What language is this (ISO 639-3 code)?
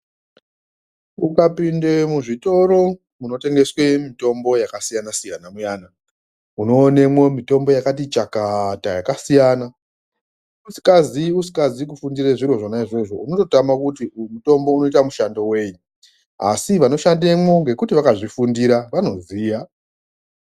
ndc